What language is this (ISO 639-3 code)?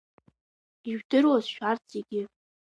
abk